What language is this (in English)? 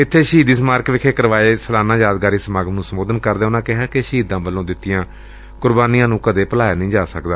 Punjabi